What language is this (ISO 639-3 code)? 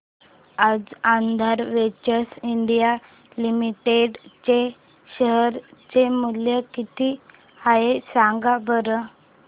mar